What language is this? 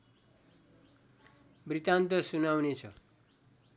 Nepali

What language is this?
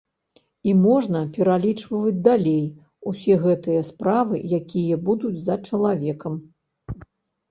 Belarusian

